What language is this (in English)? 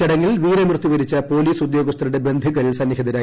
Malayalam